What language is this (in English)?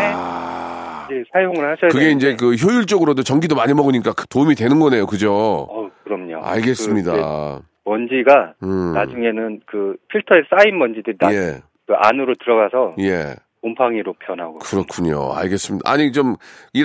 Korean